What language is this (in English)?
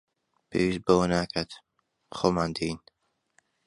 Central Kurdish